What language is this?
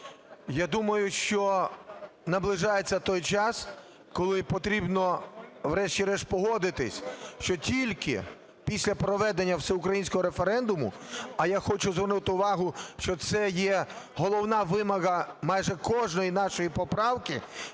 Ukrainian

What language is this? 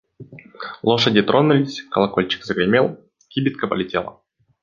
Russian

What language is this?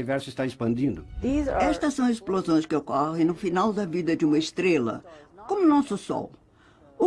Portuguese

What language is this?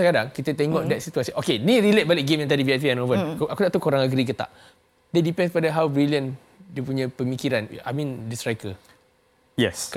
Malay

